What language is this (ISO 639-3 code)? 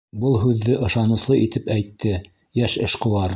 bak